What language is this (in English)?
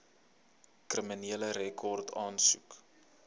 Afrikaans